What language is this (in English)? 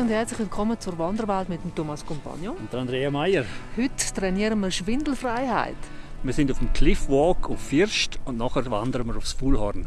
German